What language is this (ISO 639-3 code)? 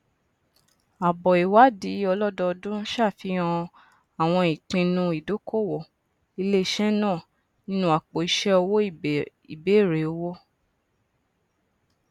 yor